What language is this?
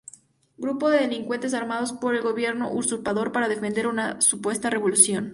Spanish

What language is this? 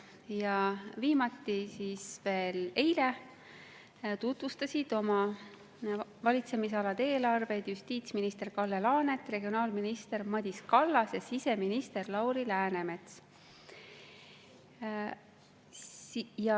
Estonian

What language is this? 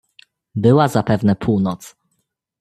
Polish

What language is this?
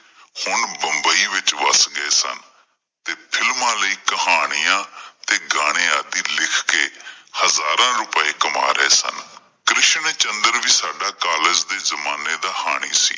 Punjabi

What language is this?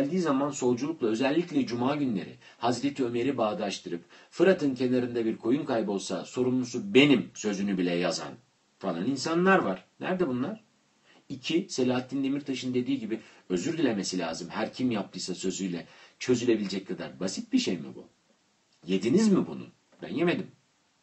Turkish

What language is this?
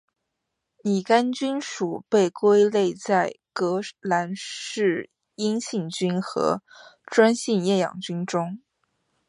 Chinese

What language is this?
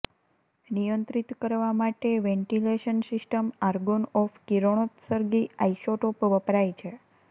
Gujarati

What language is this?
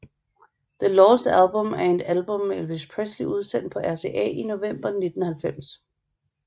Danish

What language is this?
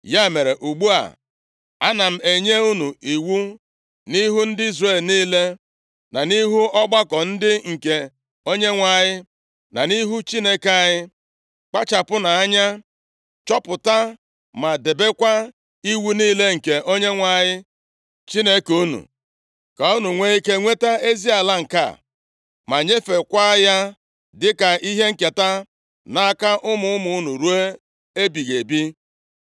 Igbo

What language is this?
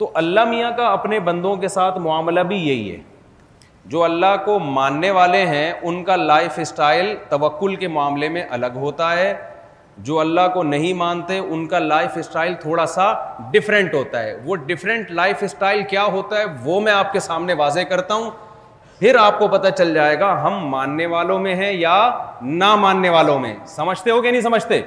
Urdu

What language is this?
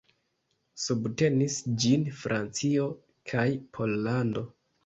Esperanto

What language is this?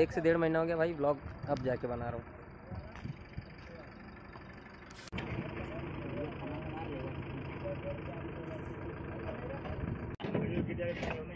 Hindi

